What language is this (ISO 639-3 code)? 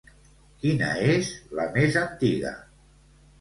cat